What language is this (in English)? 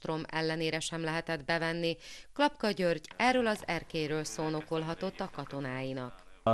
Hungarian